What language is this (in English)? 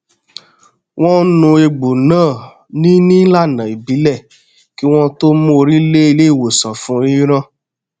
Yoruba